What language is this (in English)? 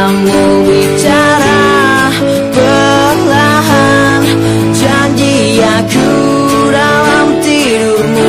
Indonesian